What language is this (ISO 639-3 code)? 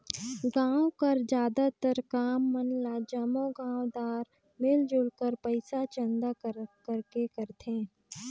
hne